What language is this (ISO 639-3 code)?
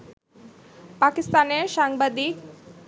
ben